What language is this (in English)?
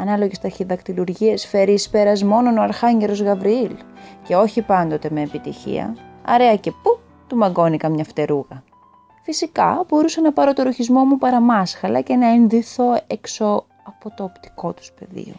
Greek